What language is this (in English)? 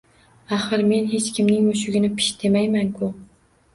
Uzbek